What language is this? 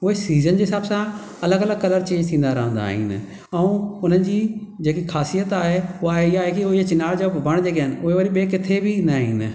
Sindhi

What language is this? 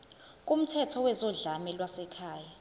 Zulu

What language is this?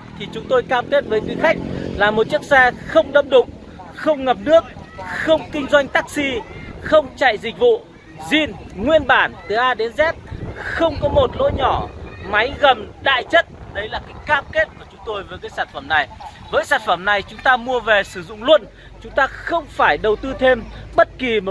Vietnamese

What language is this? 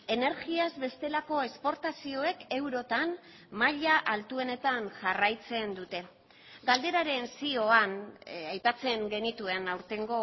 Basque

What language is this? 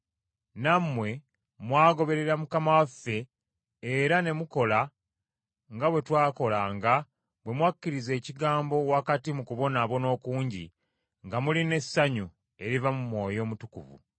Ganda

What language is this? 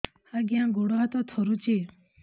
Odia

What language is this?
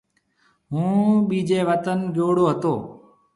Marwari (Pakistan)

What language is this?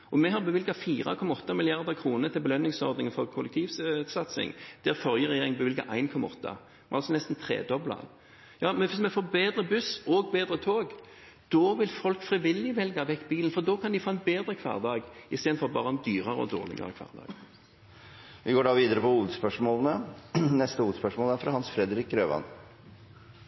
Norwegian Bokmål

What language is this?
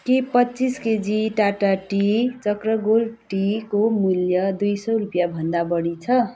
Nepali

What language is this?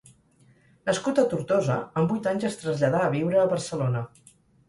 Catalan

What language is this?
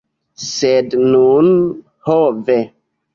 Esperanto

